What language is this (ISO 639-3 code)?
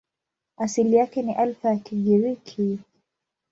swa